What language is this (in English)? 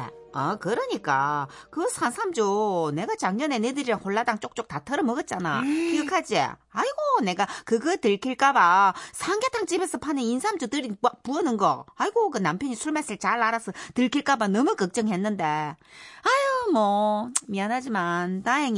Korean